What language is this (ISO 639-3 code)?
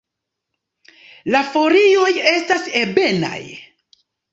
epo